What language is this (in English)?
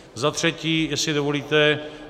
Czech